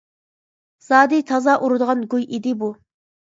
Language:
Uyghur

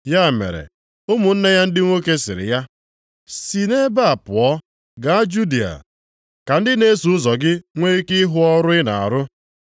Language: Igbo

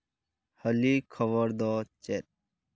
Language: Santali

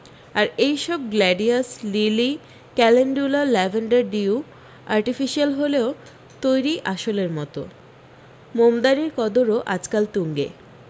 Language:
Bangla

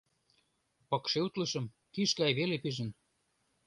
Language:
Mari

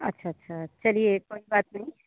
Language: Hindi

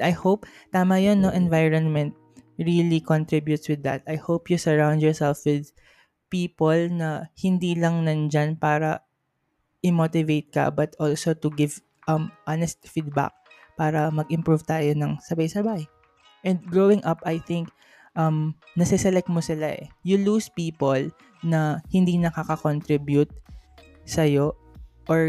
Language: Filipino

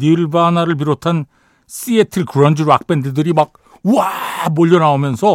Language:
Korean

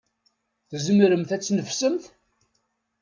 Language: Kabyle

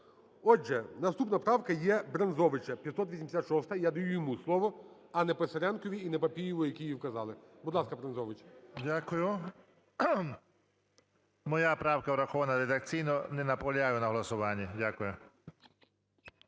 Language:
Ukrainian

